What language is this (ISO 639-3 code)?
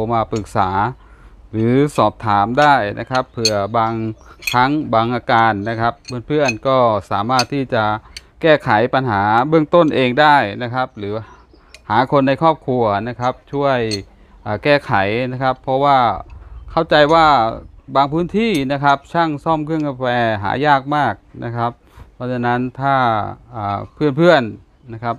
tha